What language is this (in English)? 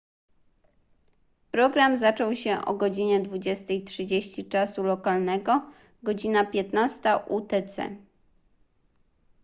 Polish